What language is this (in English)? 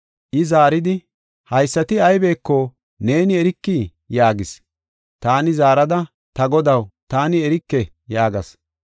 Gofa